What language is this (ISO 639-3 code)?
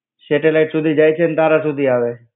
guj